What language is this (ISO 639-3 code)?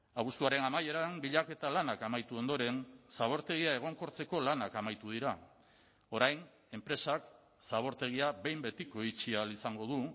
eus